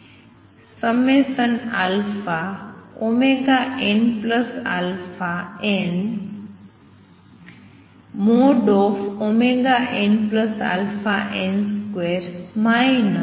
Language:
Gujarati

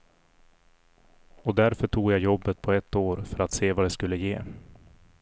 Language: Swedish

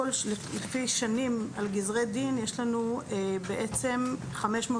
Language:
Hebrew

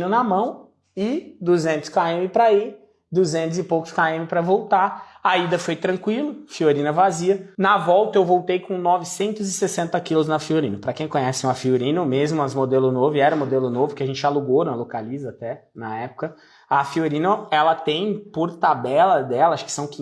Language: Portuguese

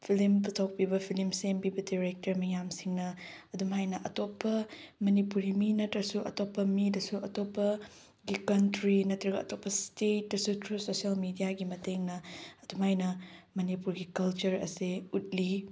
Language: Manipuri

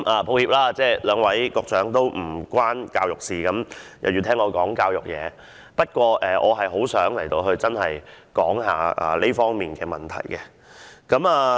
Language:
Cantonese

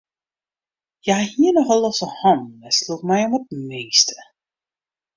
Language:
Western Frisian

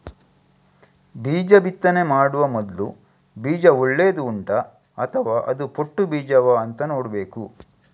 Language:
Kannada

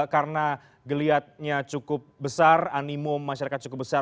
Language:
Indonesian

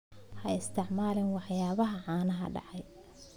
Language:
Somali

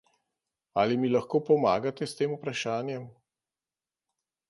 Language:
Slovenian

